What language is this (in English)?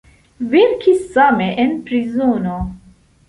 Esperanto